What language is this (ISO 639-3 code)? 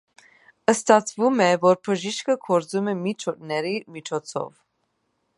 hye